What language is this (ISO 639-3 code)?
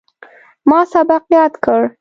pus